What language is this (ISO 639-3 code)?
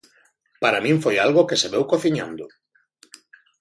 glg